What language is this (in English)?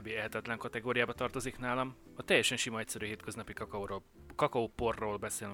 Hungarian